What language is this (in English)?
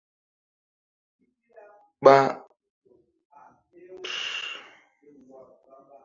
Mbum